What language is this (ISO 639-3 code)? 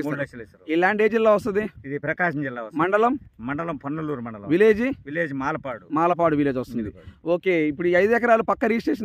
tel